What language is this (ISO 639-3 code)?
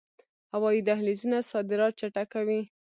pus